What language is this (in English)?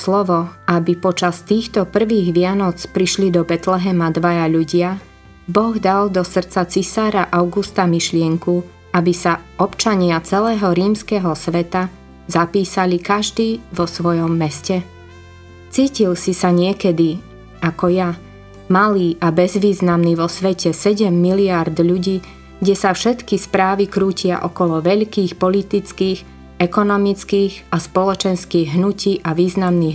Slovak